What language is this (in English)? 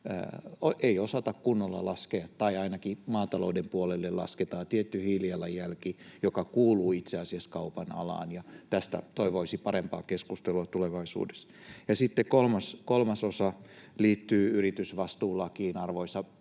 Finnish